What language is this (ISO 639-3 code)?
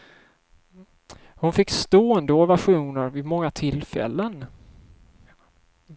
swe